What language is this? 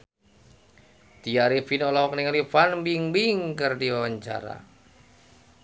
Sundanese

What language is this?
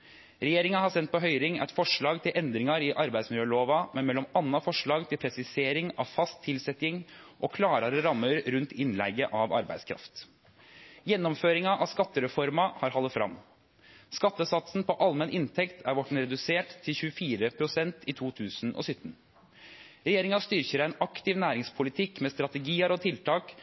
Norwegian Nynorsk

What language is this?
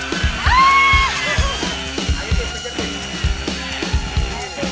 Indonesian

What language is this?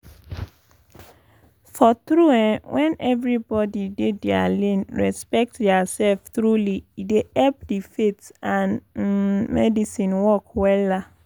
Nigerian Pidgin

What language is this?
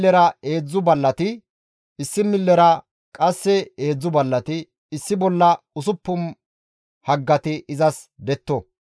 Gamo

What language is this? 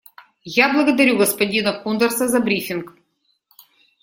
Russian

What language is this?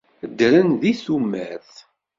Kabyle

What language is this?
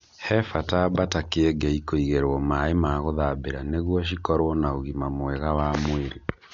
Kikuyu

